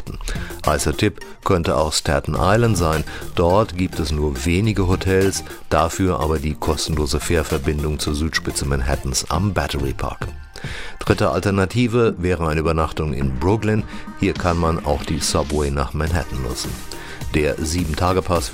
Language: German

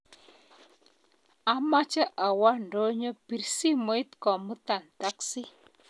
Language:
Kalenjin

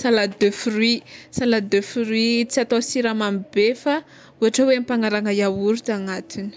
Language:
Tsimihety Malagasy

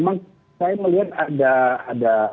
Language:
Indonesian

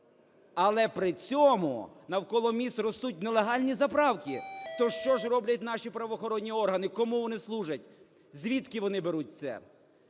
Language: Ukrainian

